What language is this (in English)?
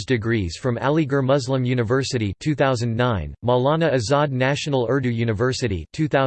English